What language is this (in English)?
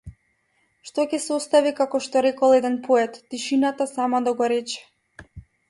Macedonian